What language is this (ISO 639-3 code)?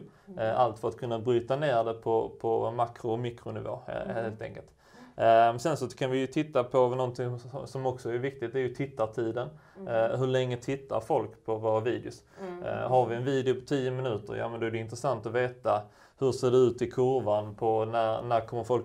swe